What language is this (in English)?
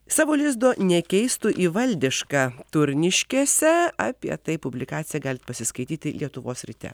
Lithuanian